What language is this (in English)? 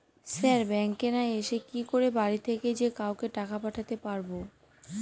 Bangla